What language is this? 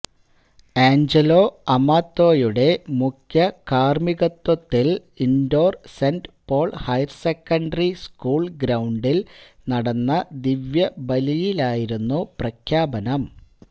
Malayalam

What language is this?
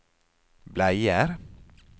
Norwegian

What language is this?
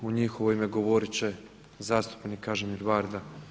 Croatian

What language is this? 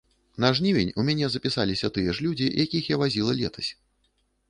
Belarusian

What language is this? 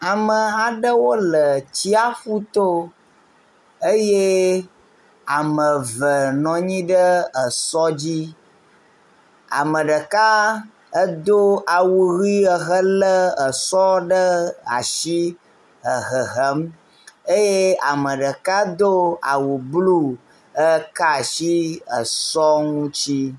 Ewe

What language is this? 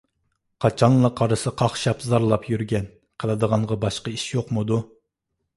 Uyghur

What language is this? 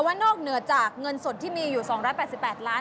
Thai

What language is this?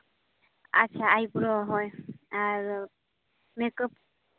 Santali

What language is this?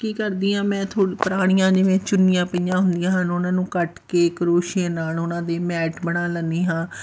Punjabi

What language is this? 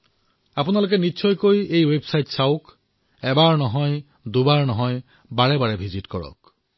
Assamese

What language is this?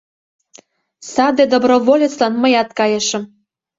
Mari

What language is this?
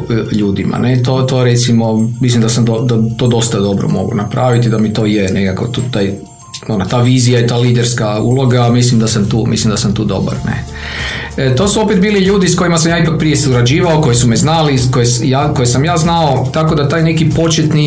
Croatian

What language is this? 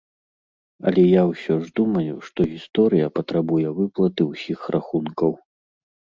Belarusian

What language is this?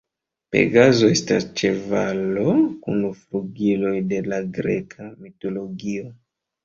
Esperanto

